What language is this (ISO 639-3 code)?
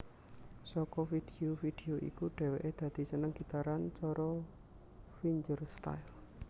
jav